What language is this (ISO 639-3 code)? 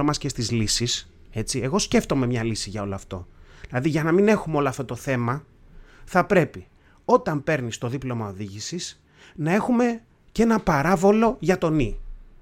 ell